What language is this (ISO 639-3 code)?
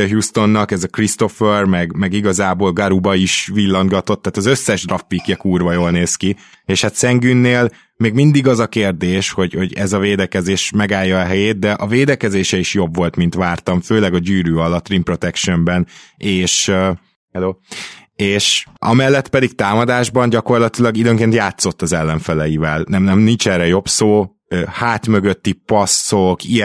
hun